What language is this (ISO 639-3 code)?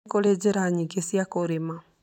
kik